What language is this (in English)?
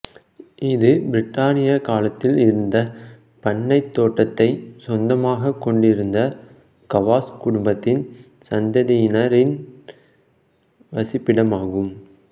Tamil